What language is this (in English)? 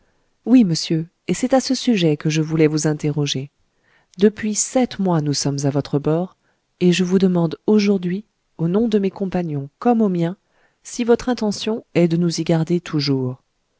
French